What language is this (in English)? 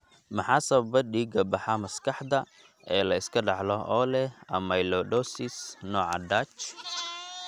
Somali